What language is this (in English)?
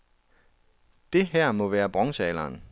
Danish